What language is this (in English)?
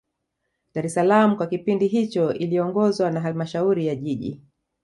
Swahili